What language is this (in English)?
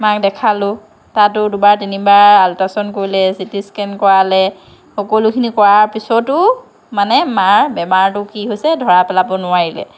Assamese